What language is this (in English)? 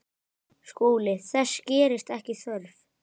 Icelandic